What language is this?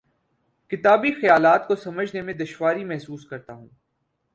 Urdu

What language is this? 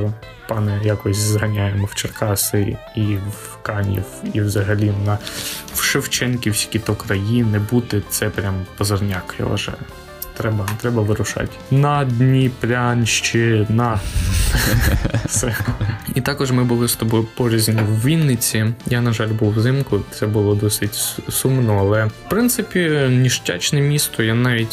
Ukrainian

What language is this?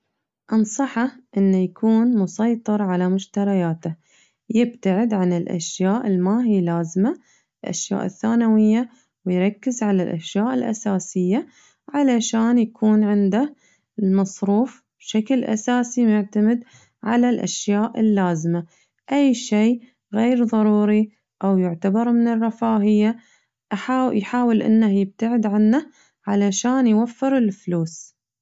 Najdi Arabic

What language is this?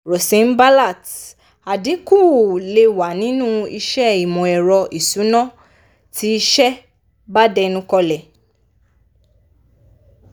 Yoruba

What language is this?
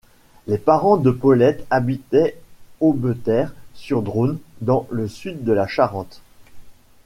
French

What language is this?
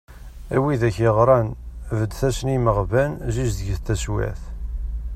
Kabyle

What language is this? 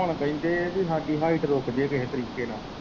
Punjabi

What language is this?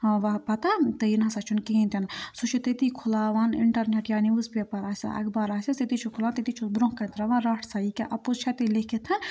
Kashmiri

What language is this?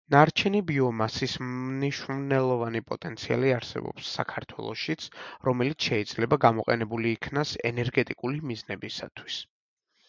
Georgian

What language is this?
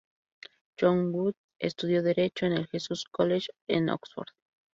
Spanish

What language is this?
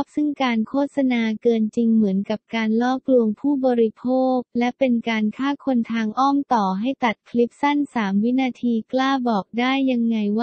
Thai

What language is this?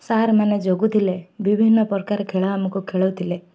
Odia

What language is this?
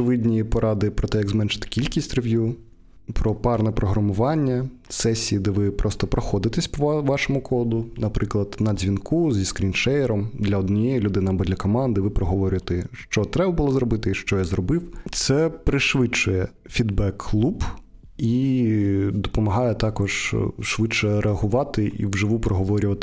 Ukrainian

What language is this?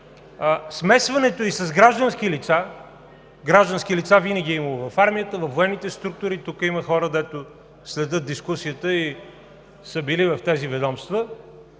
Bulgarian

